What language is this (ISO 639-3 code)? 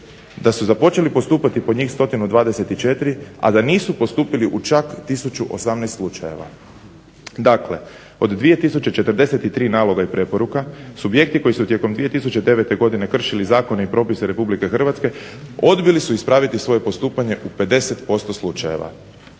hrv